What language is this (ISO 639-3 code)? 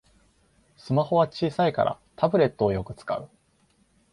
jpn